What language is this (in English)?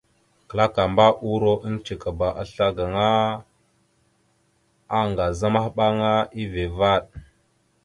Mada (Cameroon)